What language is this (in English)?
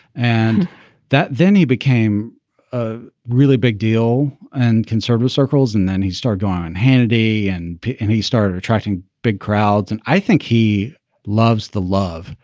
English